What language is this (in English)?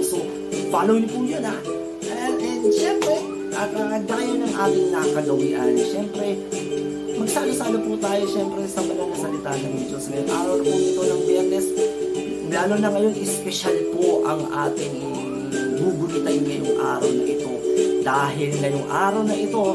Filipino